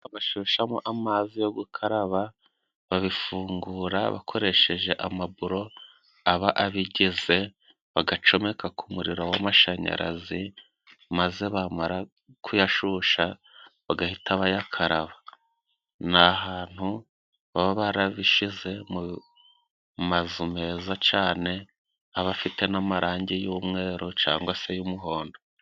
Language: Kinyarwanda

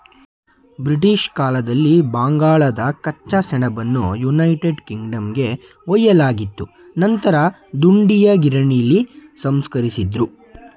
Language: Kannada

